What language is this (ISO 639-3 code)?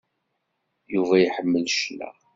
kab